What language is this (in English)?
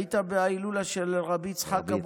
Hebrew